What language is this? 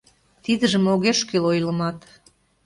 Mari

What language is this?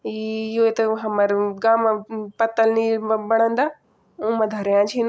Garhwali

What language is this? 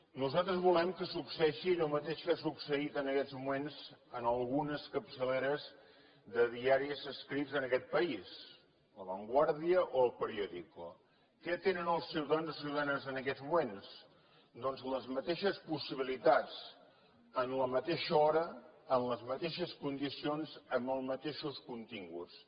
Catalan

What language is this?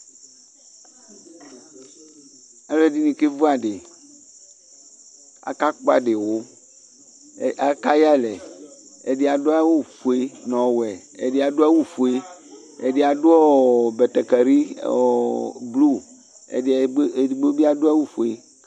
Ikposo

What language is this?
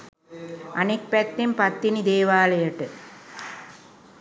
Sinhala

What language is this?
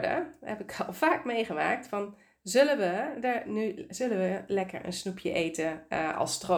Dutch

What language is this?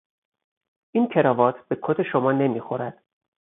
Persian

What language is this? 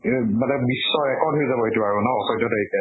Assamese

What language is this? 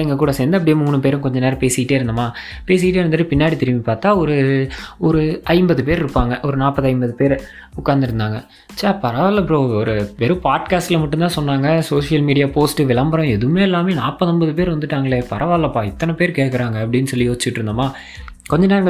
Tamil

